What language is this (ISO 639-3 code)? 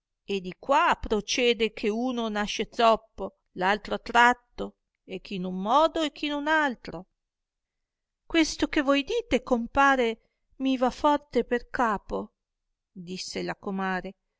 ita